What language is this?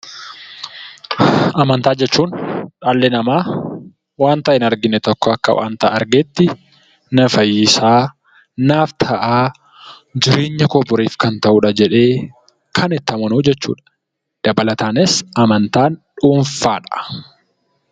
Oromo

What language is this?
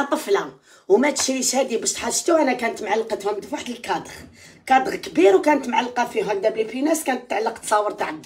Arabic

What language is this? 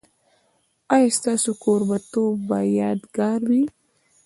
Pashto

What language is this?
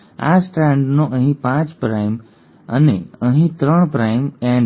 Gujarati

